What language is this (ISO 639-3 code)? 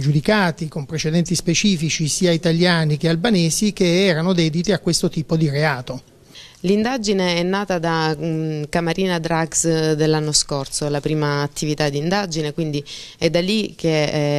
ita